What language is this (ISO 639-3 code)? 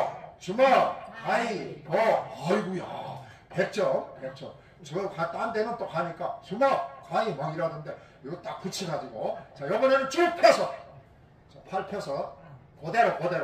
kor